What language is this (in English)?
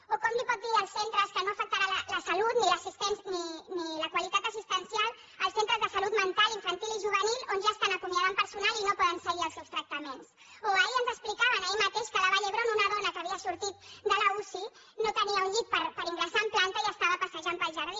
Catalan